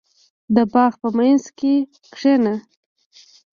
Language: Pashto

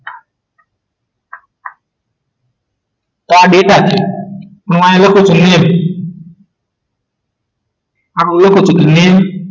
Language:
Gujarati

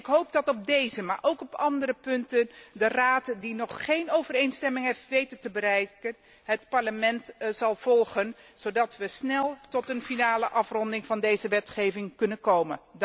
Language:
Dutch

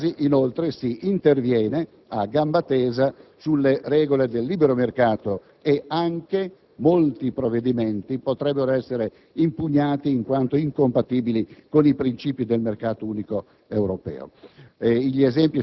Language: Italian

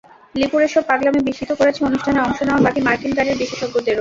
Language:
Bangla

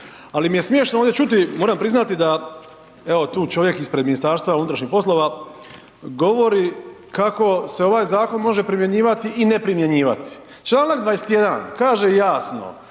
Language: Croatian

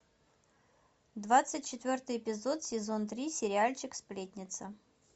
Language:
Russian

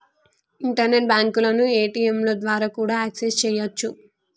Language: Telugu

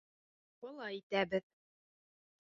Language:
Bashkir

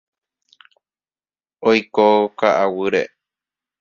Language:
Guarani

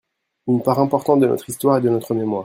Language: French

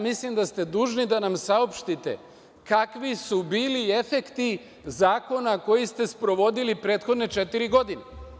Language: Serbian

